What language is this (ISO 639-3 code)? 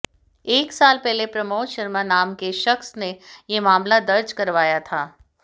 hin